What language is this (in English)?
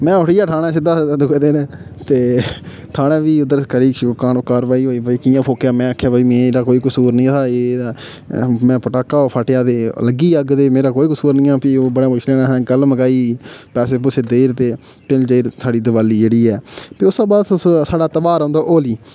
Dogri